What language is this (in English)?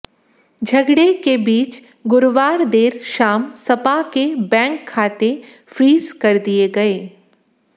Hindi